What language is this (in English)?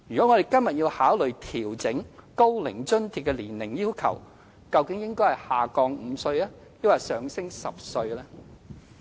Cantonese